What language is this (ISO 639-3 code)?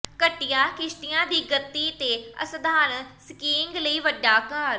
pan